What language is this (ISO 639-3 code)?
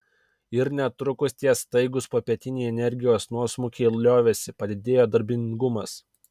lit